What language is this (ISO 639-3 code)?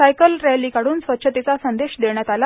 mar